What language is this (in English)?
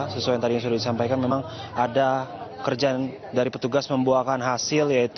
Indonesian